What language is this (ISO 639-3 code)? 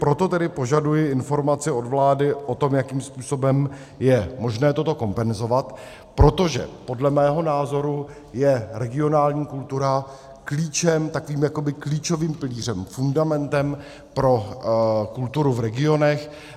ces